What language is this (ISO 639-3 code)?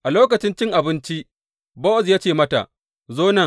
hau